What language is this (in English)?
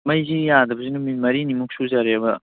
Manipuri